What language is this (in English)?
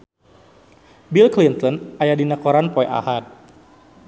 Sundanese